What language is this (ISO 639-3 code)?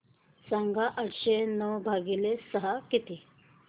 mar